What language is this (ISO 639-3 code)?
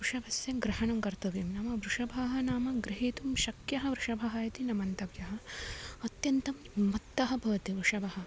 san